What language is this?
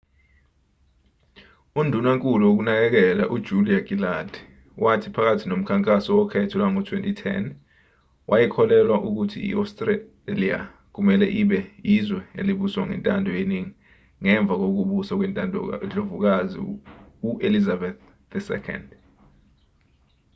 Zulu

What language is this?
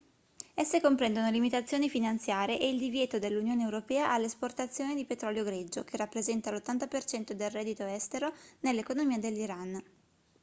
Italian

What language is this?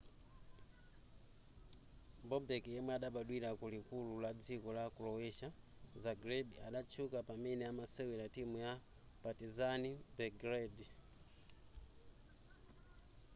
Nyanja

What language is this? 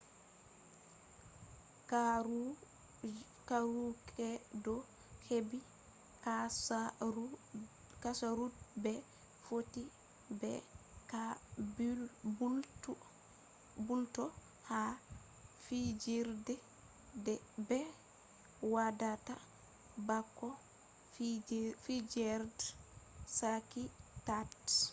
Fula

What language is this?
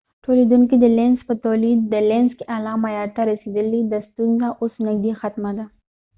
Pashto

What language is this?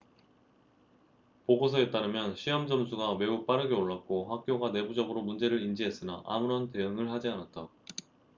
Korean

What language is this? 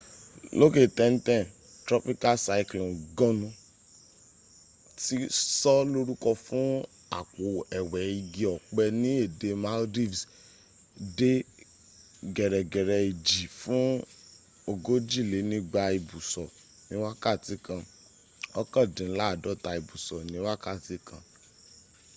Yoruba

